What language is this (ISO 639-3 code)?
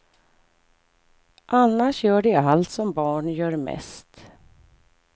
swe